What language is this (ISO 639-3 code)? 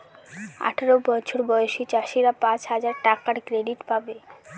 ben